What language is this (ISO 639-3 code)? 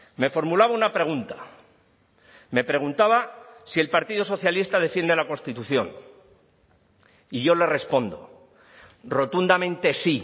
spa